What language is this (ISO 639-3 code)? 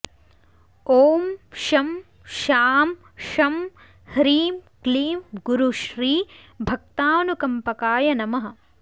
san